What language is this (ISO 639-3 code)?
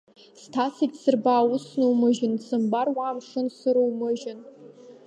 abk